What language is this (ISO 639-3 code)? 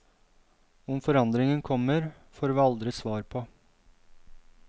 nor